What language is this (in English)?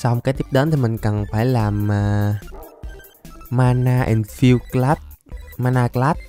Vietnamese